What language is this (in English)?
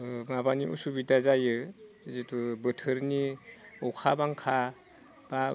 Bodo